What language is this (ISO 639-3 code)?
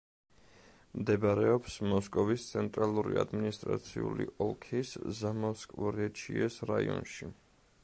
kat